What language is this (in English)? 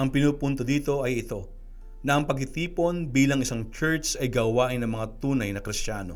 Filipino